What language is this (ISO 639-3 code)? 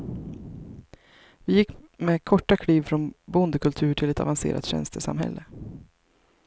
swe